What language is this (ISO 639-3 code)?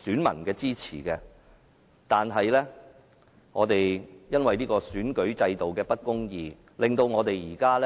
yue